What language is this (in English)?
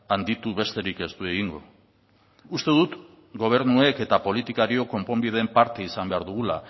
Basque